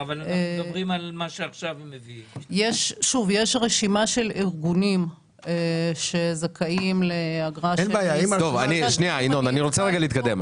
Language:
Hebrew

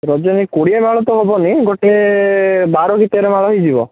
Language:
Odia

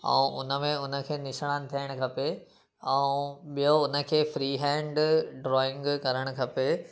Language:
Sindhi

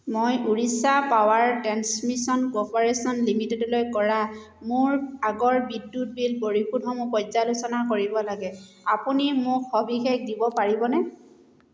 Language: Assamese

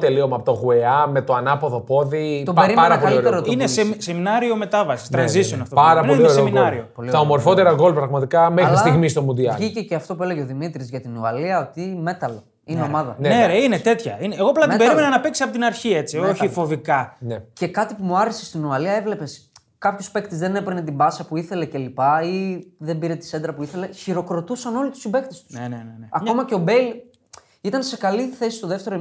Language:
Greek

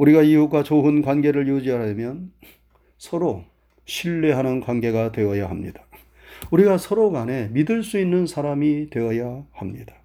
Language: Korean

